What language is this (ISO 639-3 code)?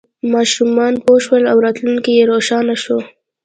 pus